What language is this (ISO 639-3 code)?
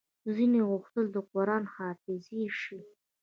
pus